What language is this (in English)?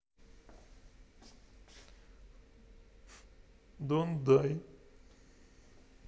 Russian